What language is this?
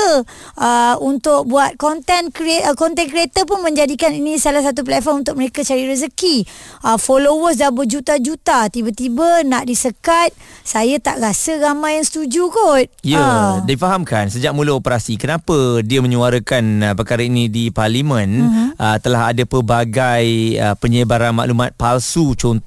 Malay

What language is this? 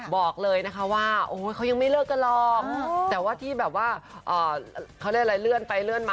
Thai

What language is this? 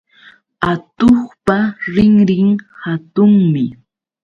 Yauyos Quechua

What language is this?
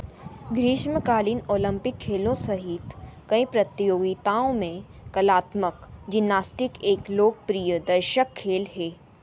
Hindi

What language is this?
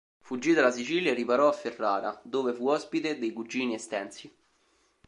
Italian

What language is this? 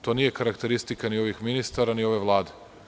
Serbian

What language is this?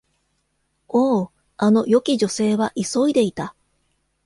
Japanese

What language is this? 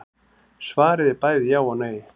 Icelandic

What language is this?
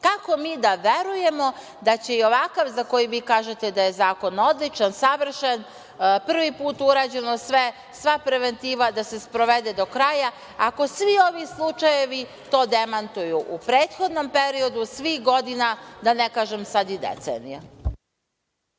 Serbian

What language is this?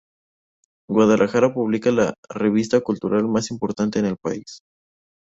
Spanish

